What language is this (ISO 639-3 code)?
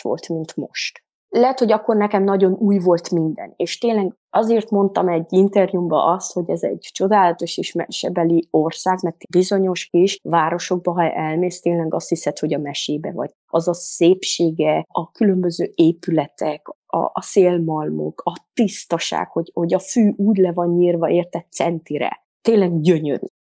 hun